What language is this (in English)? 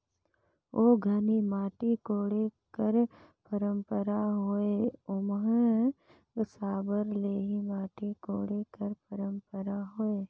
Chhattisgarhi